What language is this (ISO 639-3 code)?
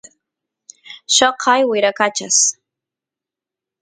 qus